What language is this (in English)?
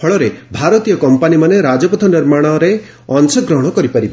Odia